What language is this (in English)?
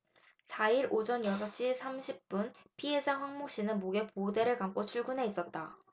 Korean